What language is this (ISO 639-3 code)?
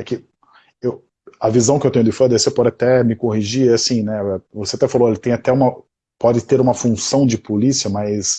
por